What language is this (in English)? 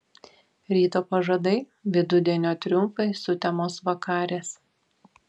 Lithuanian